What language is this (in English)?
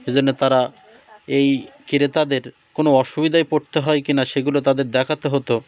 Bangla